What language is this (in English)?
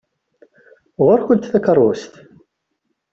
Kabyle